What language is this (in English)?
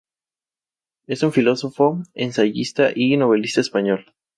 Spanish